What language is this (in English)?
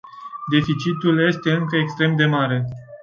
Romanian